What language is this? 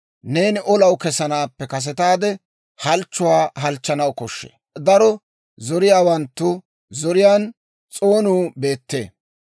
Dawro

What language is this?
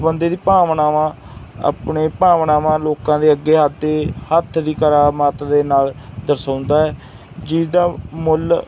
Punjabi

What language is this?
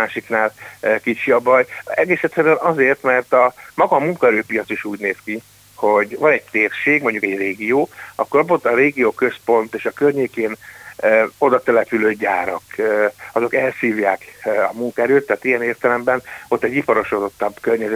Hungarian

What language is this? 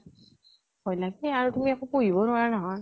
Assamese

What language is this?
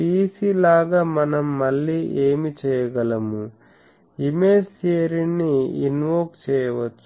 Telugu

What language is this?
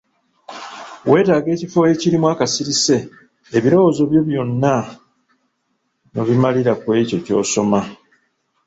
Ganda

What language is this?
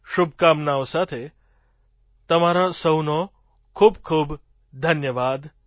Gujarati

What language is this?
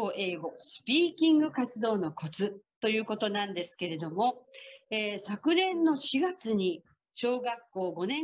Japanese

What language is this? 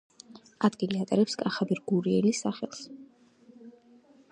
Georgian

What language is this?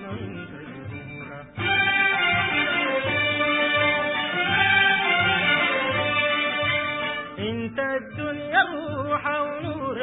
Arabic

